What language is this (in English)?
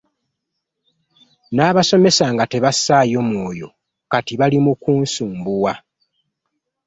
Ganda